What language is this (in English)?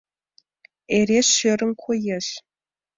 Mari